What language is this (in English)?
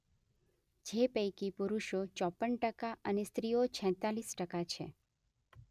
Gujarati